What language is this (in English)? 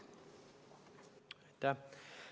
Estonian